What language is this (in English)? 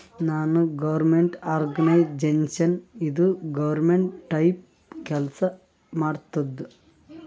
Kannada